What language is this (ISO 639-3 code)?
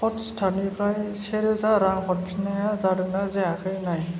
brx